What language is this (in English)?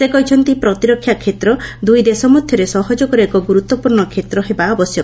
Odia